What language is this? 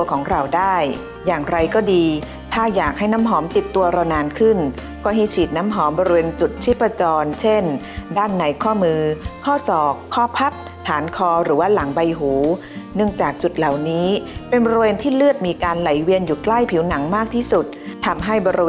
Thai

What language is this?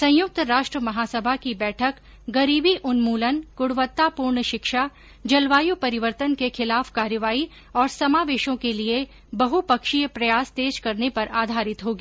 Hindi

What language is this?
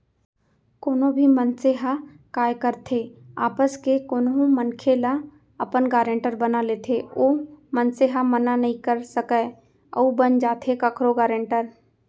Chhattisgarhi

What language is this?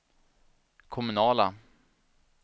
Swedish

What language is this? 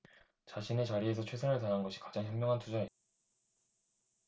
Korean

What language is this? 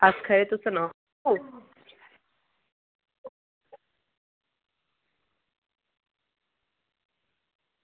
Dogri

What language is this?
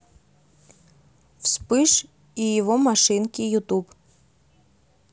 Russian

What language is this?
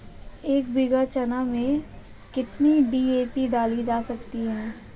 Hindi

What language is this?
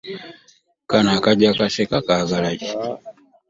Ganda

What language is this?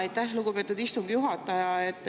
Estonian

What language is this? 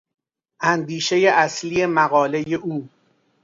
Persian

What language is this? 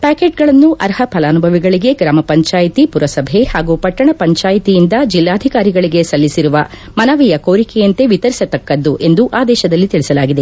Kannada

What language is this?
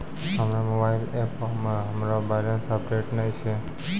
Maithili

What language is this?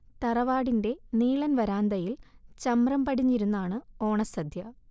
Malayalam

